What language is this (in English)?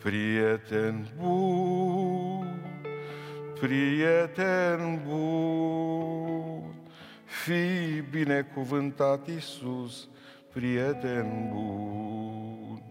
Romanian